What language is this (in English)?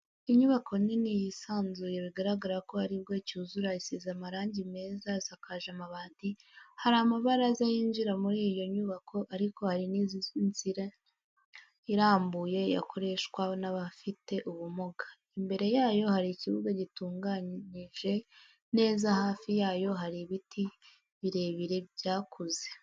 Kinyarwanda